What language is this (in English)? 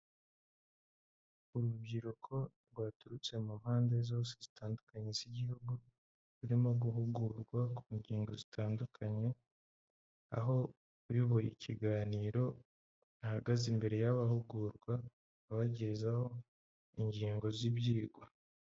Kinyarwanda